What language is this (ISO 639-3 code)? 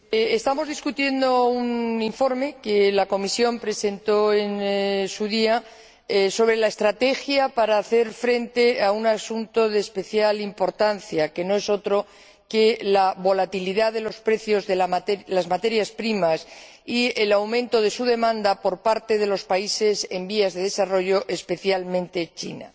spa